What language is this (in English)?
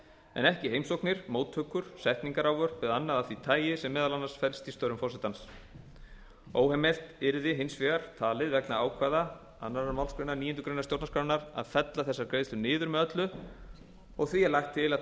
Icelandic